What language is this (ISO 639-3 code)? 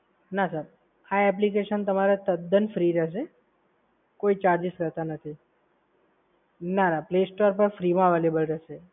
guj